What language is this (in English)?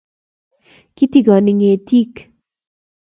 Kalenjin